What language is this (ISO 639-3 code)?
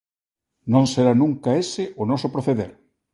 glg